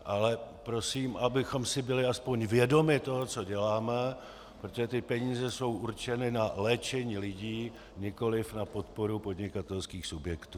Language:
Czech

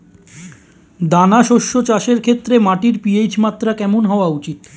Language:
Bangla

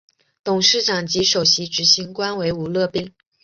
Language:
Chinese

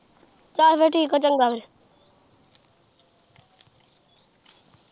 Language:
Punjabi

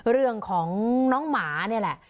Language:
Thai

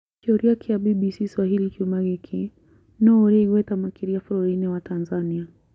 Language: Kikuyu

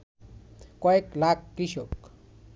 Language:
Bangla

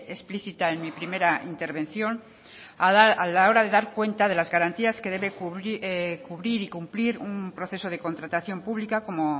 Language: Spanish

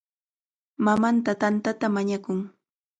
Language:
Cajatambo North Lima Quechua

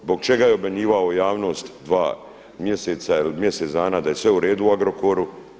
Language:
Croatian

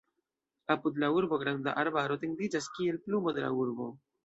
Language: Esperanto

